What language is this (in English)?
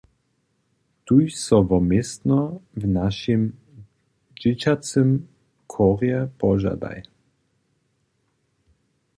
Upper Sorbian